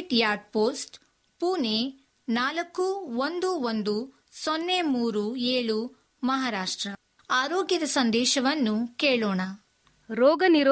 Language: Kannada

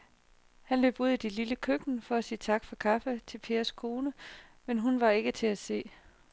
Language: Danish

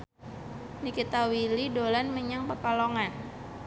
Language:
Javanese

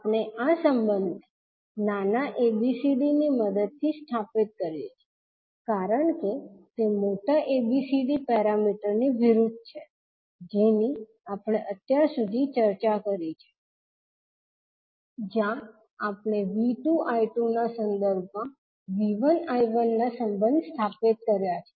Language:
Gujarati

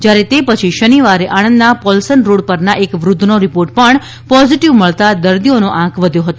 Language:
Gujarati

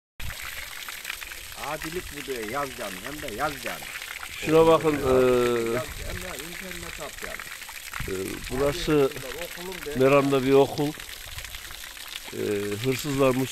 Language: Turkish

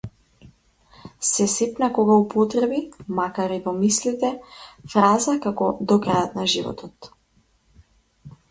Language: Macedonian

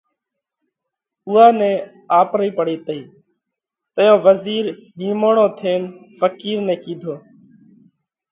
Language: Parkari Koli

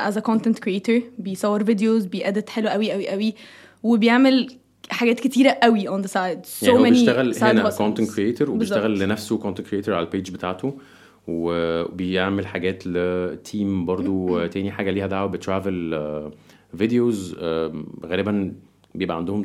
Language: Arabic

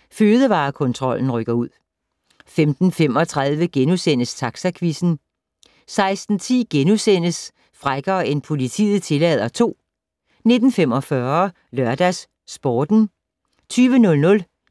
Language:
Danish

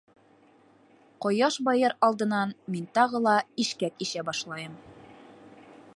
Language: Bashkir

